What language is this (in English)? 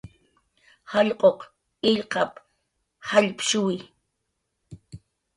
Jaqaru